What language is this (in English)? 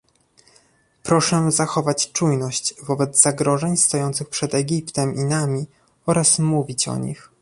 Polish